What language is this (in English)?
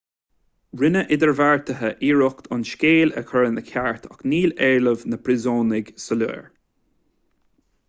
Irish